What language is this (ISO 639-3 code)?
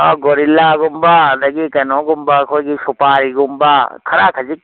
mni